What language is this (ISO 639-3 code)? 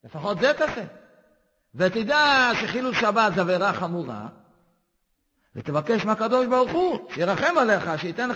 heb